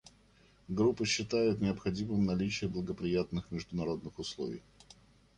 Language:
Russian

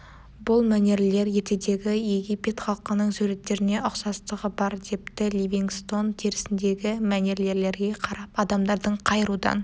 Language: Kazakh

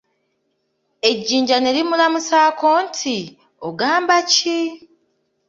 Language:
Ganda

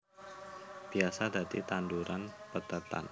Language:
Javanese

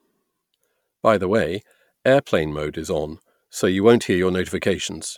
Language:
English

